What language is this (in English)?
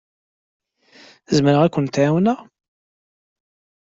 Kabyle